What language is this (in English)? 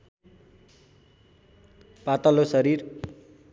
Nepali